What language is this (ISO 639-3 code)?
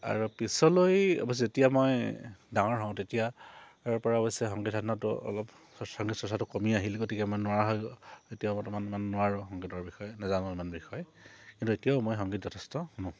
asm